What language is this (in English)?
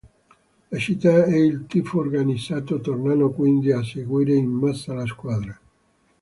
Italian